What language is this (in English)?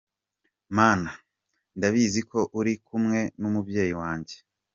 Kinyarwanda